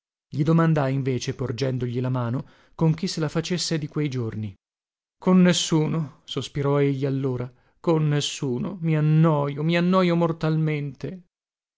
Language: Italian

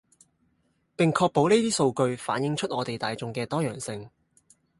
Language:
Cantonese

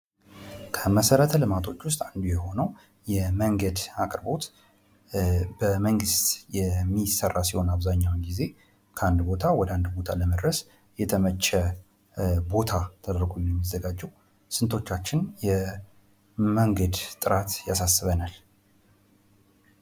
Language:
Amharic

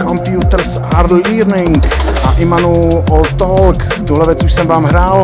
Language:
Czech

